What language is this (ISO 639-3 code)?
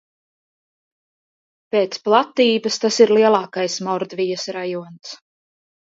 lav